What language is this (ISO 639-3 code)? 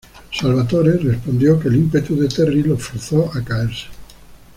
spa